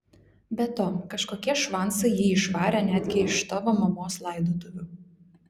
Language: Lithuanian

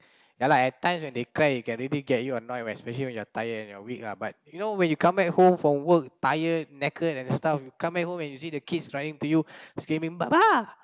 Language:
English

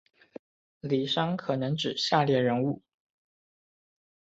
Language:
Chinese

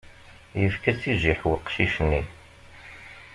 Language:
Kabyle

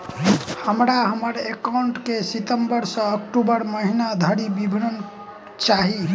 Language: Maithili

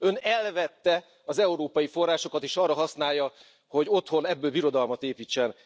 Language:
Hungarian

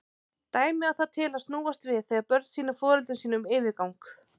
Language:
Icelandic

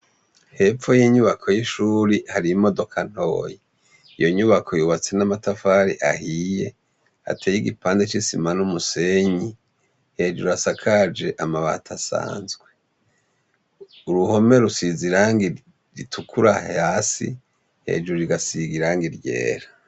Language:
Rundi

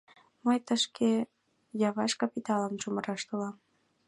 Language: Mari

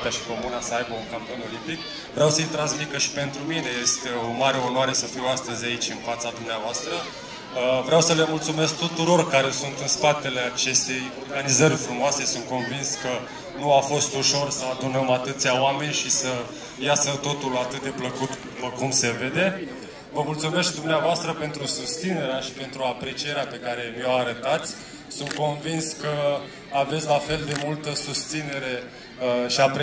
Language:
Romanian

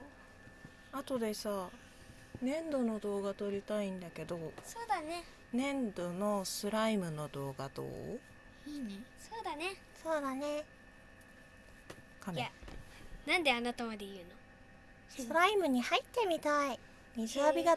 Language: Japanese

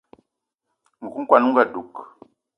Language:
Eton (Cameroon)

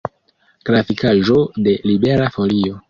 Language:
Esperanto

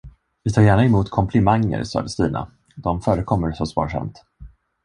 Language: Swedish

